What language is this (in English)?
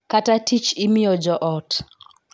Luo (Kenya and Tanzania)